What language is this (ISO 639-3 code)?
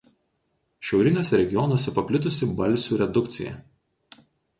lit